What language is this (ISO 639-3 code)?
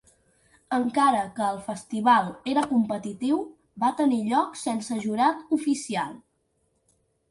cat